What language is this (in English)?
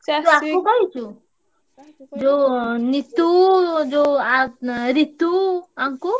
Odia